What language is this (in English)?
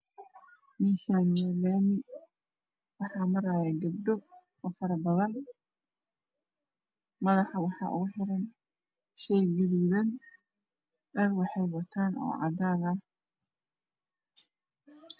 Somali